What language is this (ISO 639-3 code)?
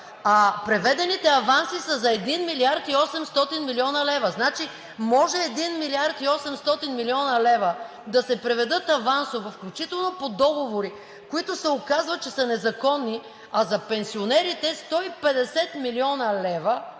bul